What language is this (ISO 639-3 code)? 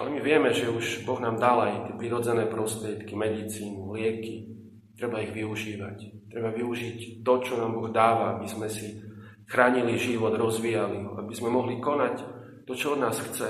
slk